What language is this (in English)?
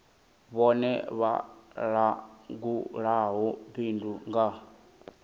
Venda